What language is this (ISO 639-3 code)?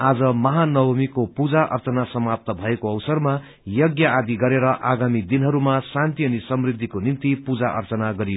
nep